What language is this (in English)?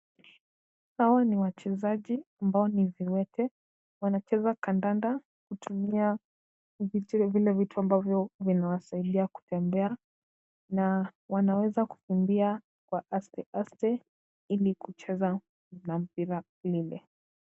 Swahili